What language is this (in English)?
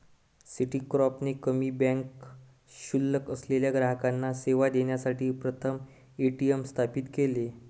Marathi